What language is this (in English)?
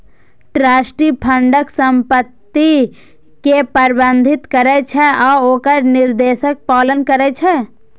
Maithili